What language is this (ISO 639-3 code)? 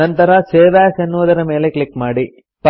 kan